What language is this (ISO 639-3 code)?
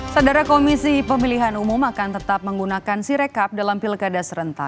ind